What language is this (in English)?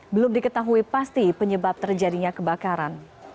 Indonesian